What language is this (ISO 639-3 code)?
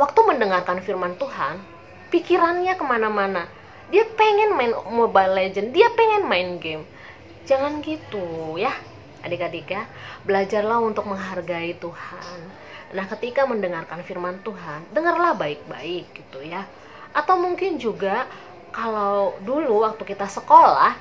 ind